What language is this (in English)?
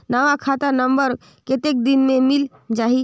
Chhattisgarhi